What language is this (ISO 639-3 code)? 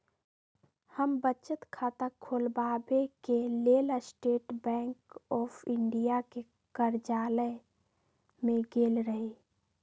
mag